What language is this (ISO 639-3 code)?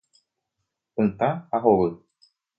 grn